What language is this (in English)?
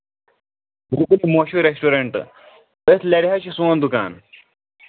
Kashmiri